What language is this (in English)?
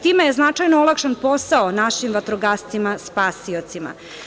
Serbian